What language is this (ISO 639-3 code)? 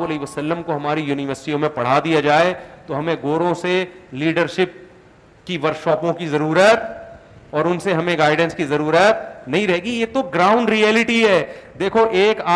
urd